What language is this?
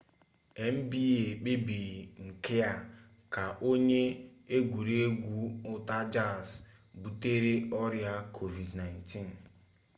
Igbo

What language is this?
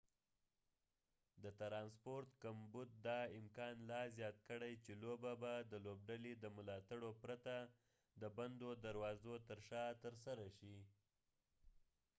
Pashto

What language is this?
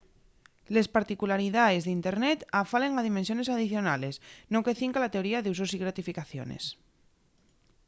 Asturian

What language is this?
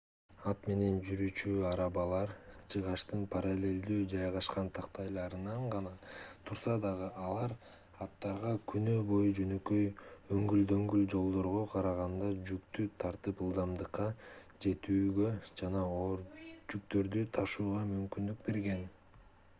Kyrgyz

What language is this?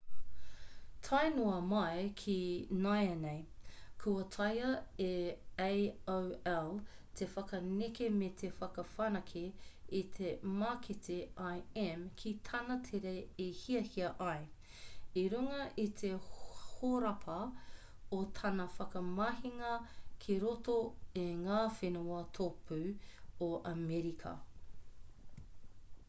Māori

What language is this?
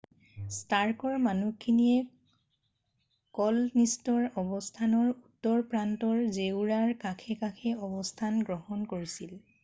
Assamese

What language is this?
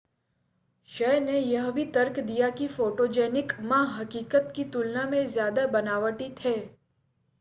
Hindi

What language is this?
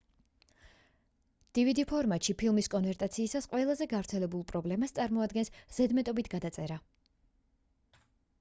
Georgian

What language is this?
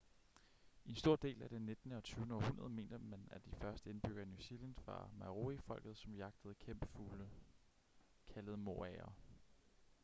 Danish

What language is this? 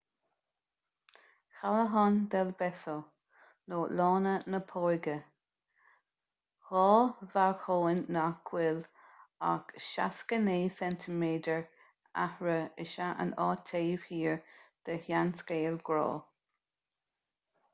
Irish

